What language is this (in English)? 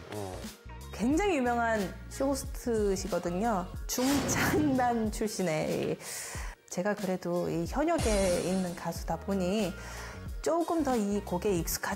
Korean